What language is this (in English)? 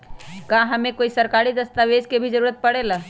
Magahi